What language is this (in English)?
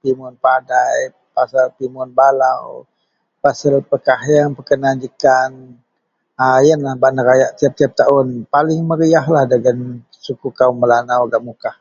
Central Melanau